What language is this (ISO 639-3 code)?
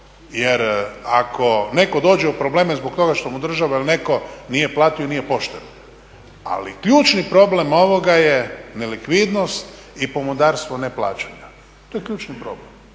hrv